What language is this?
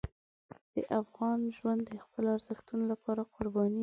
Pashto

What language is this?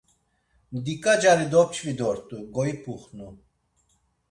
Laz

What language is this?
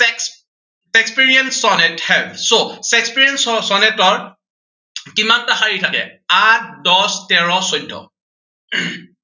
Assamese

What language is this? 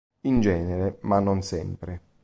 Italian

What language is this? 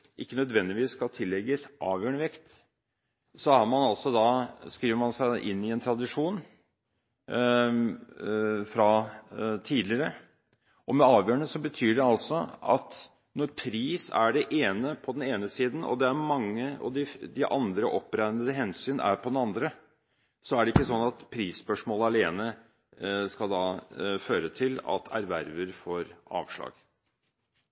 Norwegian Bokmål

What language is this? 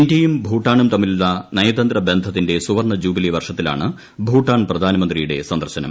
Malayalam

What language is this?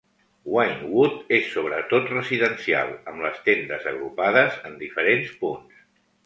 Catalan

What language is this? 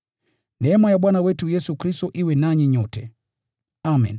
Swahili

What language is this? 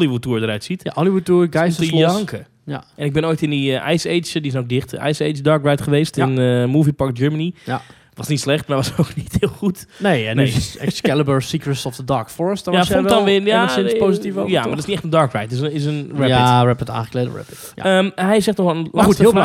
Dutch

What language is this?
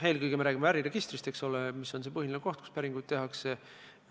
Estonian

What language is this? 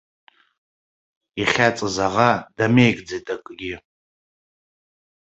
Abkhazian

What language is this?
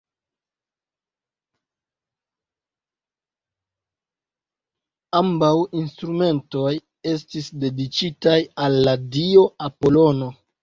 Esperanto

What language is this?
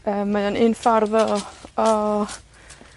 Welsh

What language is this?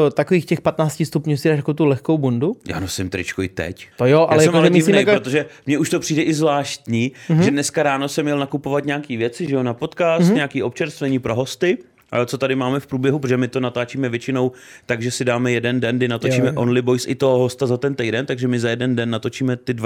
Czech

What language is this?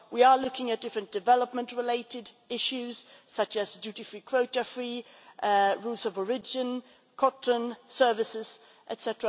English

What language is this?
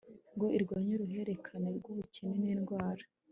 Kinyarwanda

